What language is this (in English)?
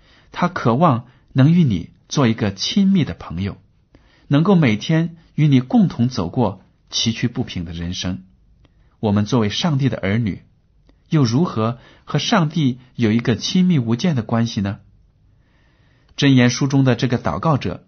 Chinese